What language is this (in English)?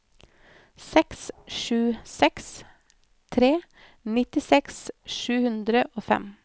Norwegian